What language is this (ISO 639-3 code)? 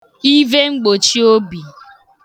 ibo